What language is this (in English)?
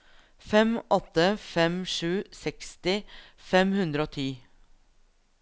Norwegian